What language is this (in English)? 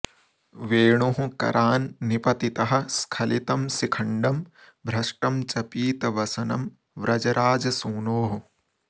Sanskrit